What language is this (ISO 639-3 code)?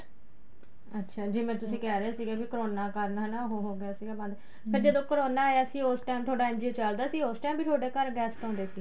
pan